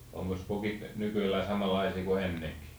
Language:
Finnish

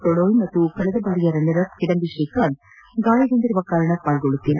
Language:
Kannada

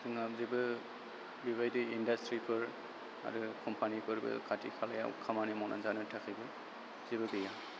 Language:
Bodo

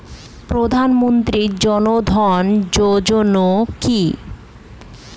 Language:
Bangla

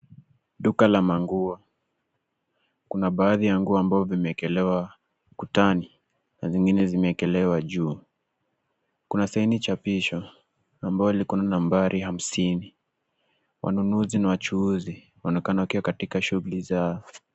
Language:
Swahili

